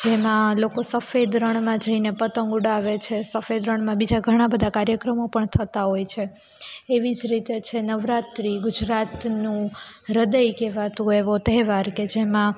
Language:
Gujarati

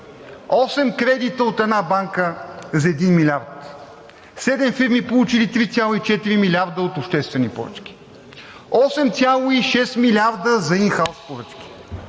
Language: Bulgarian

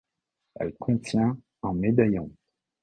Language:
French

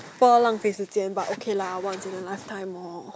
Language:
English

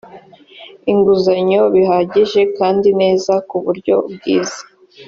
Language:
Kinyarwanda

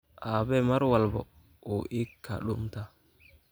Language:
Somali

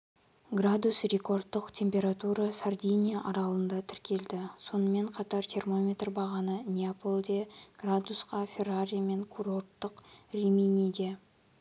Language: Kazakh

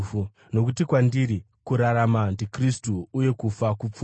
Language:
Shona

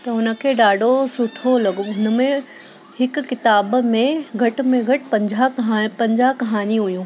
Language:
Sindhi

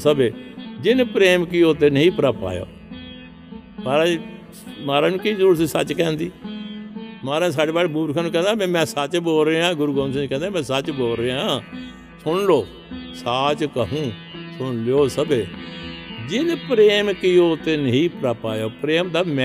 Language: Punjabi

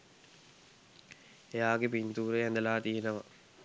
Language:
Sinhala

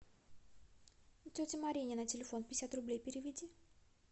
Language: Russian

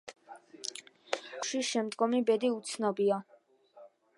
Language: Georgian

